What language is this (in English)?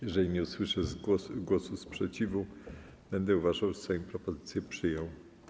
Polish